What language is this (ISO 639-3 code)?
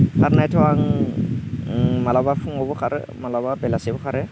brx